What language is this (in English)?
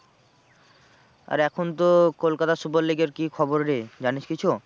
Bangla